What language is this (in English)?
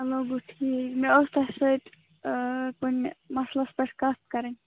Kashmiri